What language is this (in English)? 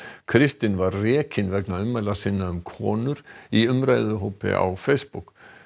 Icelandic